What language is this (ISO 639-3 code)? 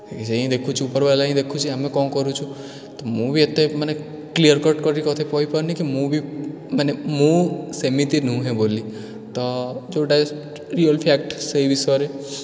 ori